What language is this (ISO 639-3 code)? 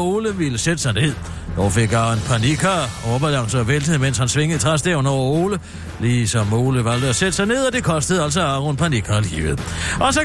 dan